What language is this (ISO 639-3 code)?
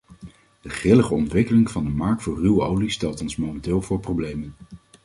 nld